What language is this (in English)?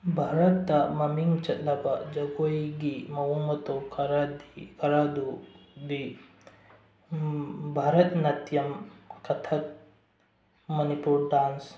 Manipuri